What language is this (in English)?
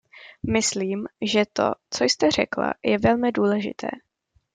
Czech